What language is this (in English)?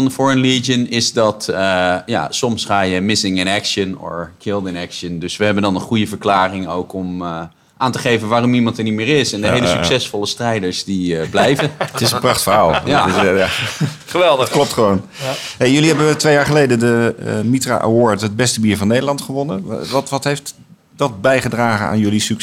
Dutch